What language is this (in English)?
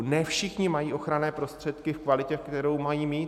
Czech